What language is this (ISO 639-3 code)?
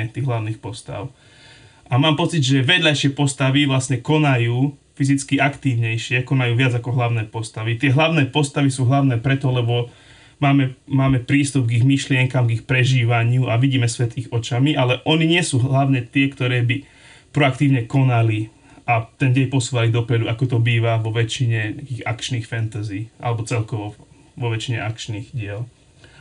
slk